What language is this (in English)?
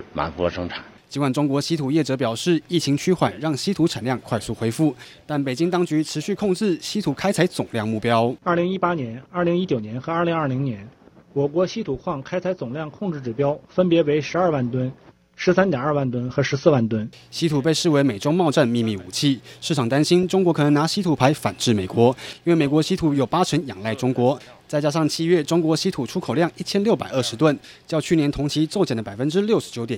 Chinese